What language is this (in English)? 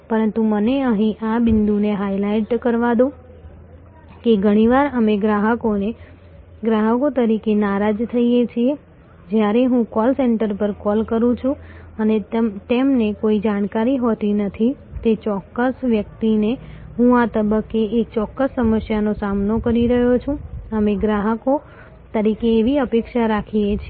Gujarati